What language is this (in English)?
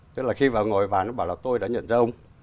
Vietnamese